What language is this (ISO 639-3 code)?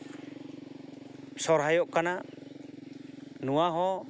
sat